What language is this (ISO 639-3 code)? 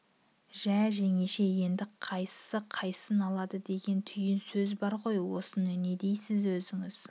kaz